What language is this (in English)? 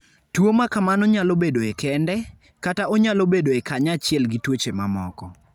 Luo (Kenya and Tanzania)